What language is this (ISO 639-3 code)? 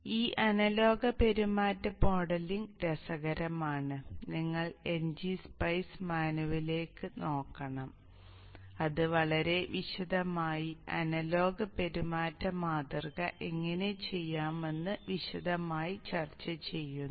mal